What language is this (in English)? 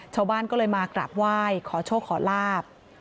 Thai